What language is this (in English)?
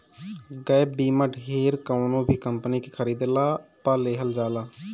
Bhojpuri